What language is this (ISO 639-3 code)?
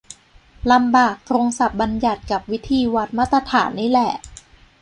tha